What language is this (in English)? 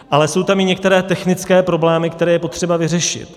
Czech